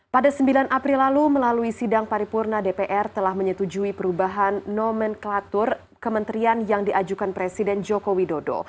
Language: Indonesian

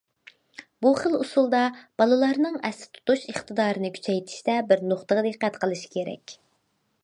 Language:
Uyghur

